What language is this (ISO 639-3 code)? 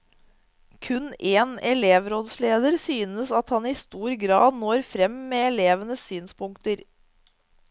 nor